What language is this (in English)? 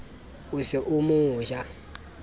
Southern Sotho